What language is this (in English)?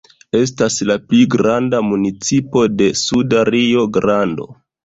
Esperanto